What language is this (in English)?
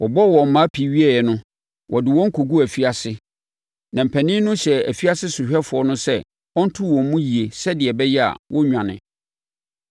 Akan